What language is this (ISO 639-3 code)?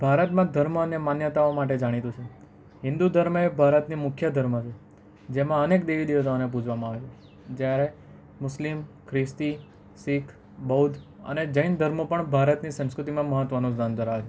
guj